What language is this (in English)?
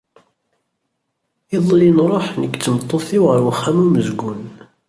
Kabyle